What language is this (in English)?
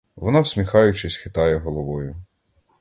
Ukrainian